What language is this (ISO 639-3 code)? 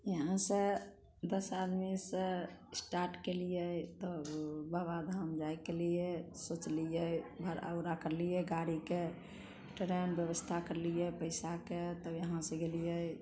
mai